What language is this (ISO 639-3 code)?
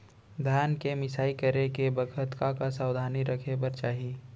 hne